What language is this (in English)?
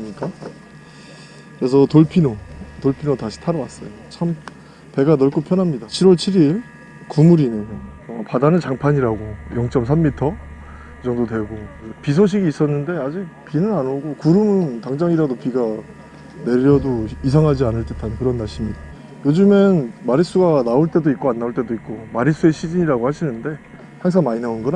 Korean